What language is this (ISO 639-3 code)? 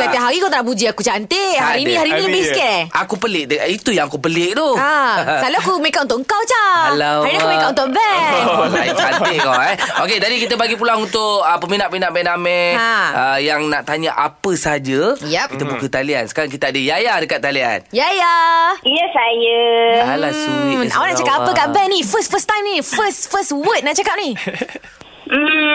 msa